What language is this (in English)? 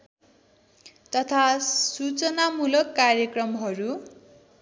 Nepali